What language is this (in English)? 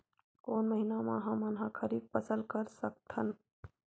Chhattisgarhi